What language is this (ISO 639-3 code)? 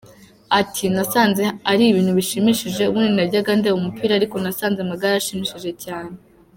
kin